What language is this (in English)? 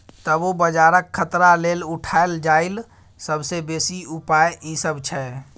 Maithili